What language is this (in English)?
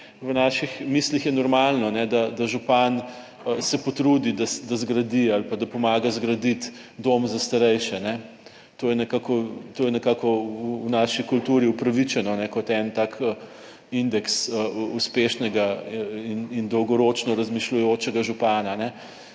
Slovenian